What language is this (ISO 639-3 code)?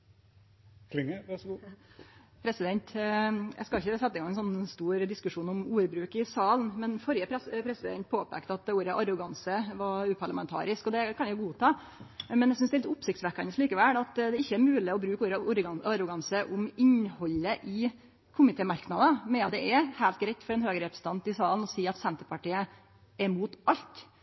nno